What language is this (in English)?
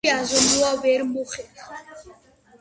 Georgian